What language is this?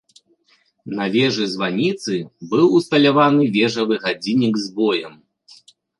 Belarusian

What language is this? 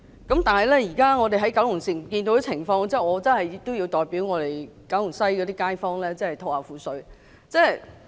Cantonese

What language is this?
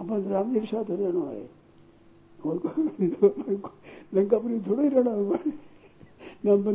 Hindi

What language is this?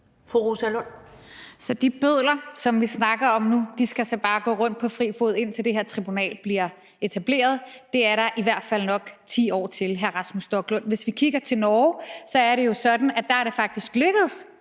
Danish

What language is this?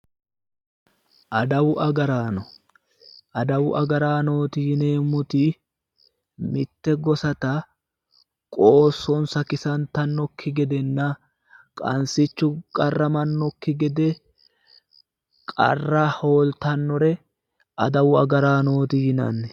Sidamo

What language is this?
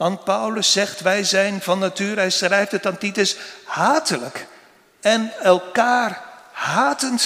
Dutch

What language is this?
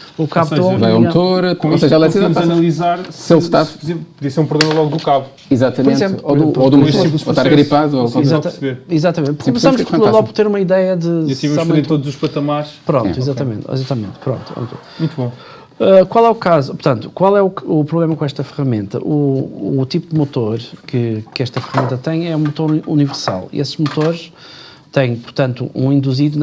Portuguese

